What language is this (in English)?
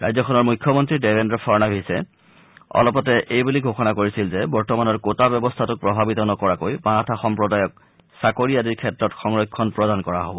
Assamese